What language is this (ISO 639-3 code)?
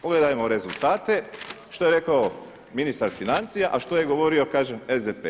hrv